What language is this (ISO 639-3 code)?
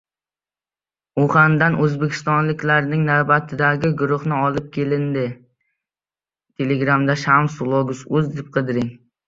uzb